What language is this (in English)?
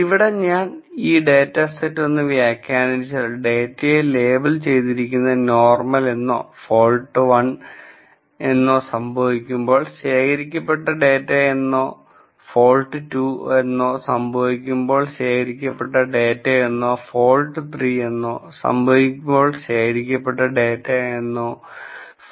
Malayalam